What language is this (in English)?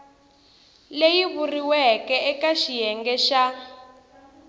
Tsonga